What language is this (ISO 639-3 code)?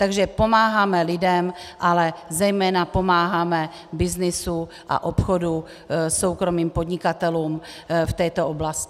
ces